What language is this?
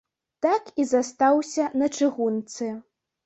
Belarusian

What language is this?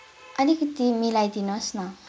Nepali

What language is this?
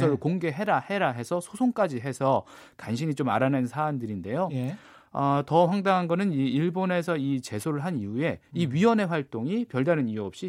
Korean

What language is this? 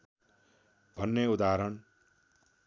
Nepali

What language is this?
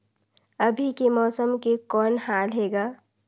Chhattisgarhi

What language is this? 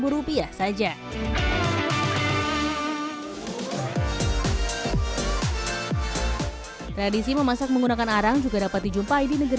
Indonesian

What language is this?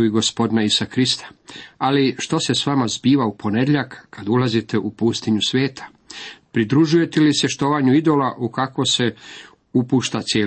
Croatian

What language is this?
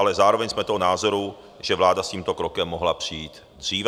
Czech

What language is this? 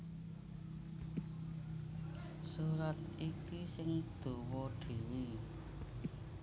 Javanese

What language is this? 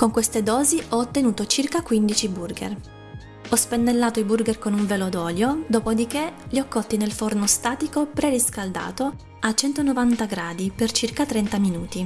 Italian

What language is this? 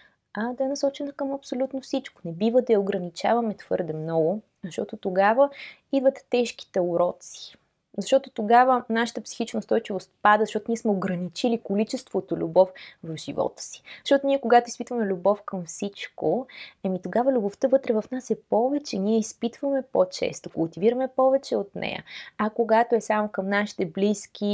Bulgarian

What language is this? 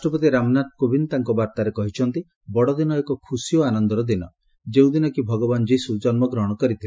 Odia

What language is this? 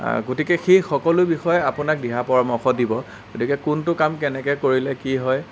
Assamese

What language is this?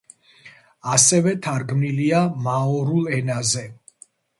Georgian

